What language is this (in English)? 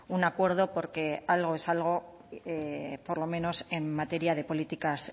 Spanish